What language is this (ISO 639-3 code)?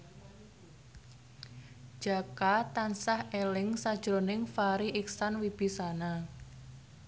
jav